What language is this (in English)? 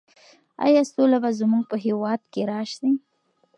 Pashto